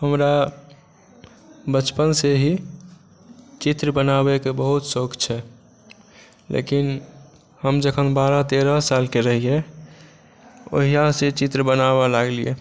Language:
Maithili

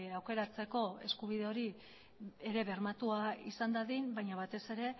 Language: Basque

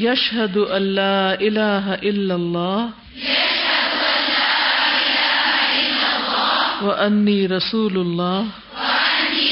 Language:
Urdu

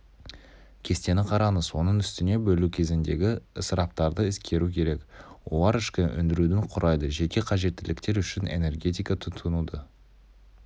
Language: Kazakh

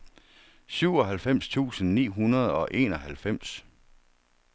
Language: Danish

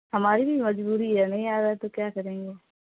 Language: Urdu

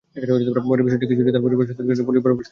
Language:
Bangla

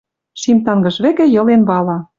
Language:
Western Mari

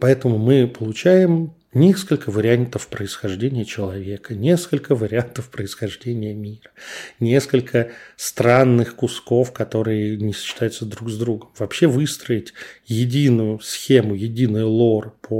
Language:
Russian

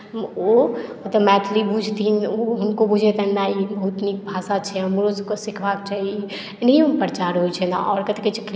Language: Maithili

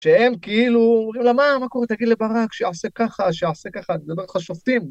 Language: Hebrew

